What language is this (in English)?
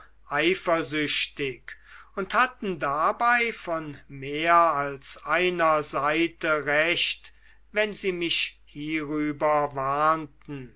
German